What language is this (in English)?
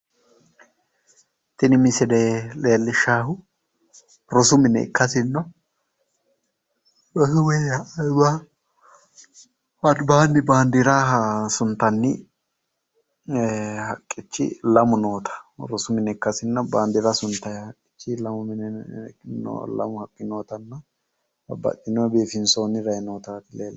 Sidamo